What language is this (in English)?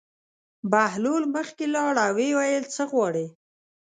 Pashto